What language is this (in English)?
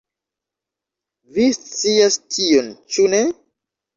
Esperanto